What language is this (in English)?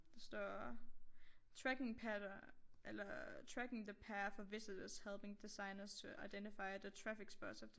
Danish